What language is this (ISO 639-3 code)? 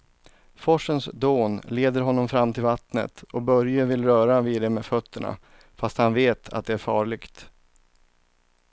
swe